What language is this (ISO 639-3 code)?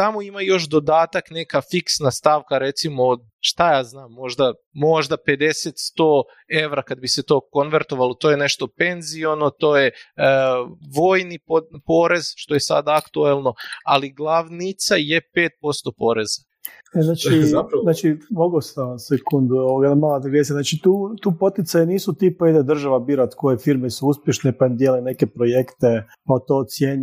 hrv